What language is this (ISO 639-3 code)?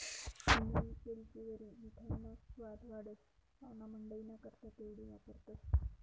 mar